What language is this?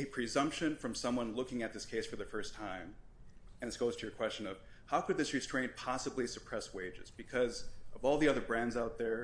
English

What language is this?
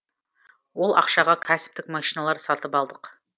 Kazakh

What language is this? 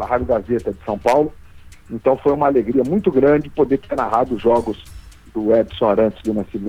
Portuguese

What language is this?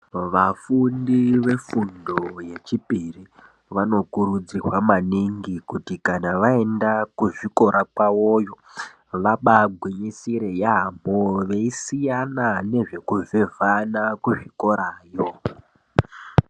Ndau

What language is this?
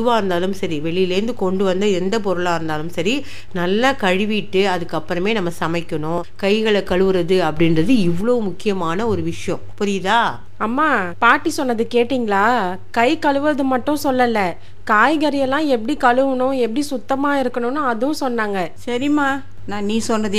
Tamil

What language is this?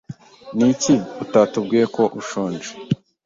Kinyarwanda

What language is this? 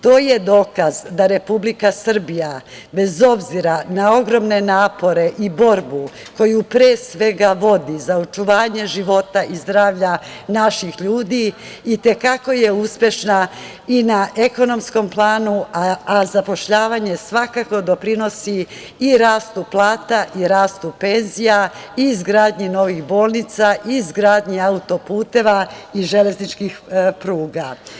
Serbian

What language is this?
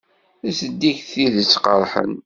Kabyle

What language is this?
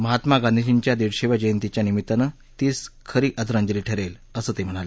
Marathi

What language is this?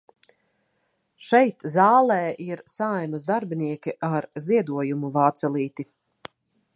Latvian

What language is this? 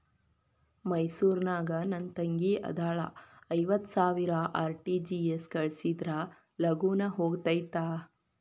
Kannada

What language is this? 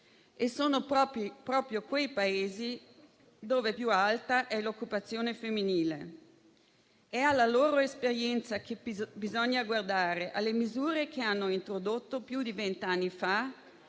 Italian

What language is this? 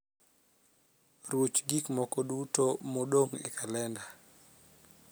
Luo (Kenya and Tanzania)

